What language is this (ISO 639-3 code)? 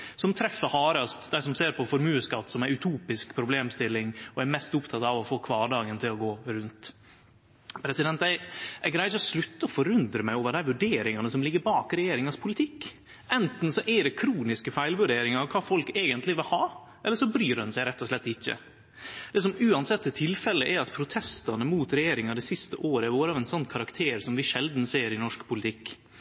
nno